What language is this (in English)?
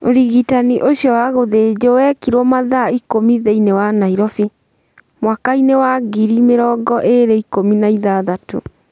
Kikuyu